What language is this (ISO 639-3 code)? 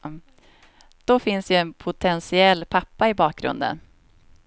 swe